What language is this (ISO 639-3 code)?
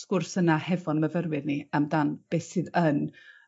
cym